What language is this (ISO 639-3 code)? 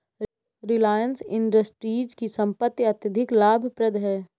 hin